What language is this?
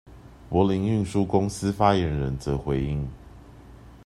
Chinese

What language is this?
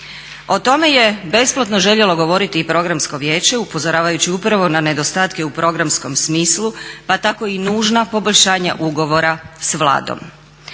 Croatian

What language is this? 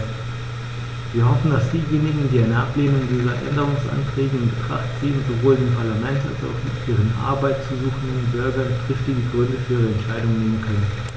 German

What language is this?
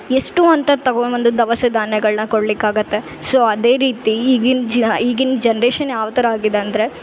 Kannada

